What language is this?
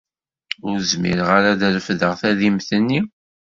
Kabyle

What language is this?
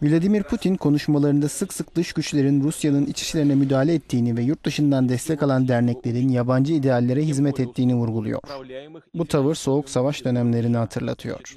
Turkish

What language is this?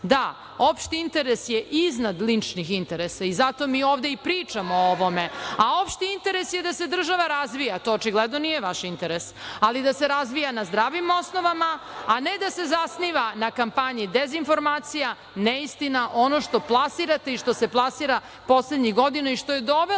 Serbian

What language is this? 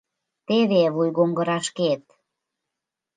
Mari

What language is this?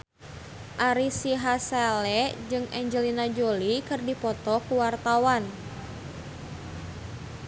Sundanese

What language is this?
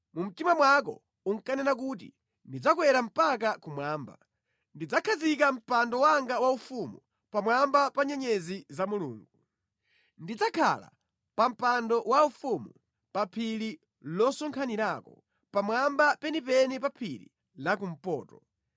Nyanja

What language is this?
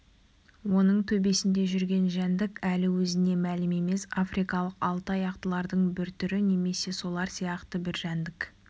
Kazakh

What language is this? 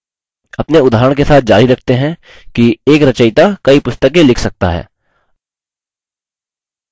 Hindi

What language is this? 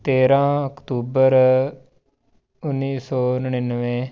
Punjabi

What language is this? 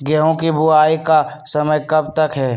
Magahi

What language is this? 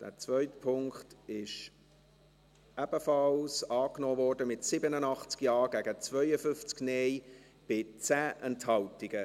Swiss German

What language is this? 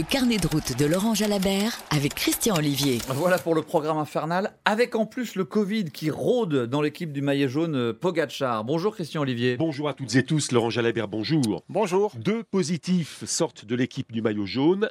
French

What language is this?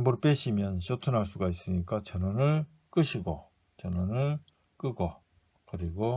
Korean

